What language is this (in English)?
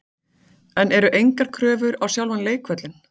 Icelandic